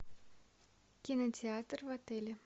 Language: Russian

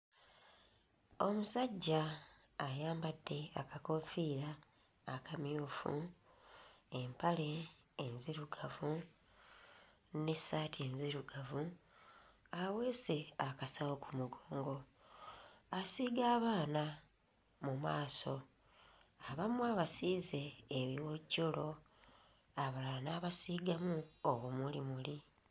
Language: Ganda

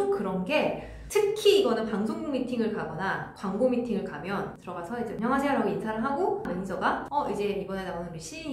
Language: Korean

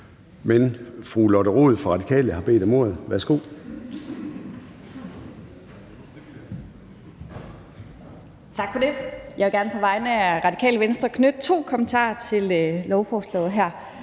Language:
Danish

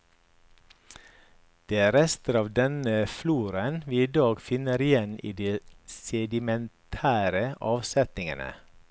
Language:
Norwegian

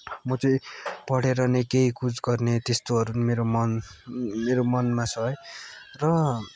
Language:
Nepali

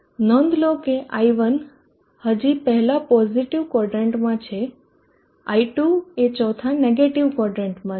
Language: Gujarati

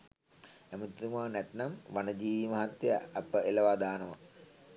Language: Sinhala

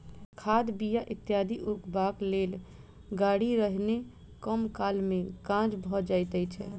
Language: Maithili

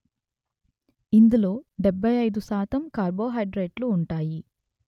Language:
Telugu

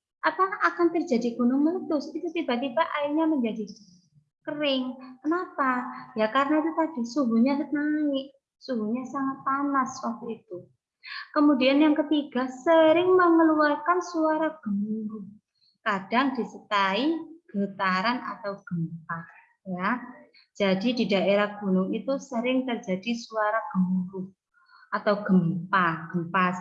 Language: Indonesian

